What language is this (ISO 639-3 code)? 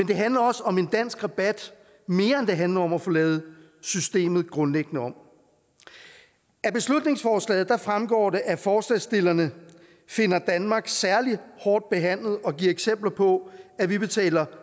dan